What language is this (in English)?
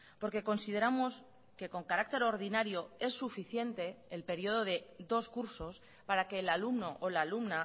Spanish